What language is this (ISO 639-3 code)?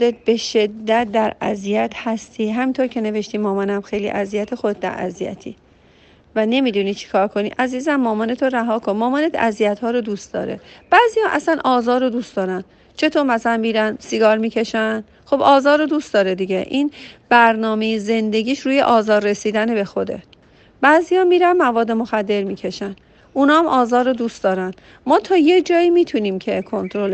fas